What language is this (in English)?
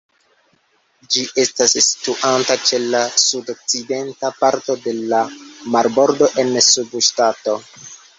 Esperanto